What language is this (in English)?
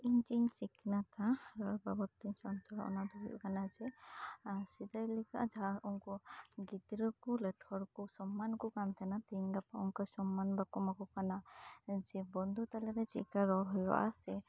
Santali